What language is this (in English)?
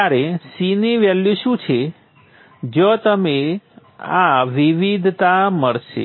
Gujarati